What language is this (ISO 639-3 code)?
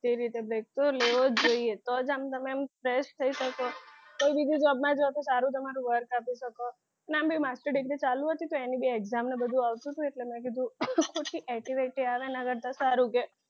guj